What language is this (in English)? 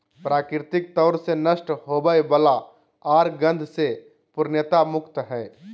Magahi